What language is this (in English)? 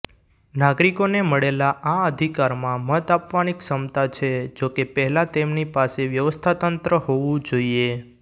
Gujarati